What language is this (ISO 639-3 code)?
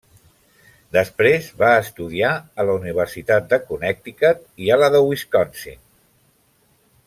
cat